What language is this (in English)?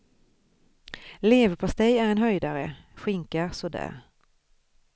Swedish